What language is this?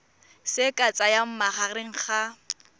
Tswana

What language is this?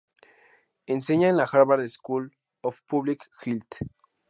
Spanish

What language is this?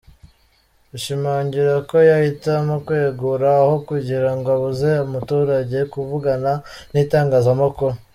Kinyarwanda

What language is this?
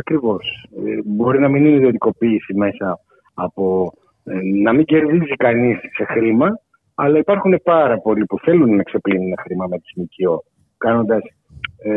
Greek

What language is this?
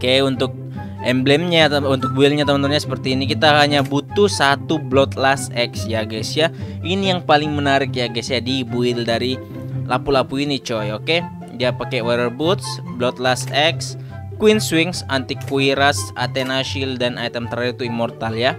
Indonesian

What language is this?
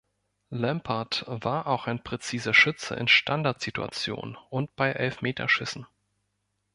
German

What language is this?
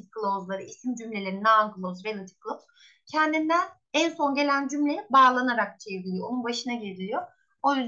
Turkish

